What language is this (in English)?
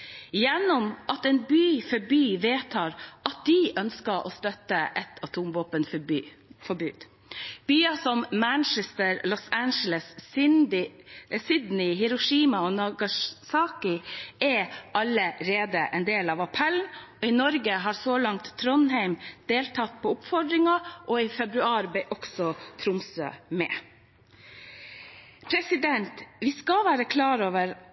Norwegian Bokmål